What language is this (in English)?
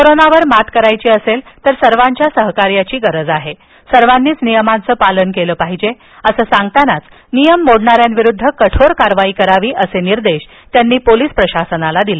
Marathi